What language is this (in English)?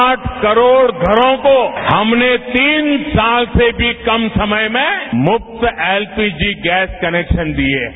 Hindi